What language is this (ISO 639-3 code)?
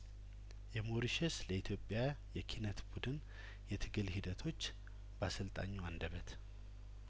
amh